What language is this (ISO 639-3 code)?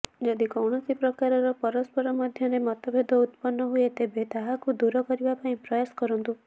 ori